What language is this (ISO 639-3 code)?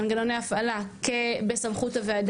heb